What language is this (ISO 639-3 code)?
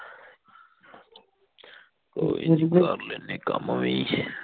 pan